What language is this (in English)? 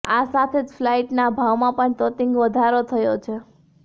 Gujarati